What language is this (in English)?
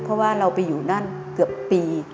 Thai